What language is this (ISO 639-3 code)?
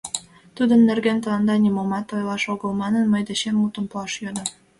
chm